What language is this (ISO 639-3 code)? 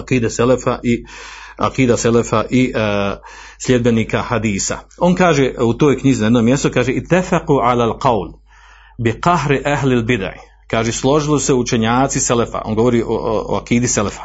hrv